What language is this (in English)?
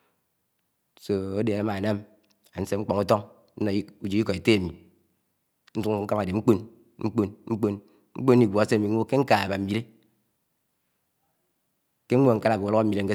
Anaang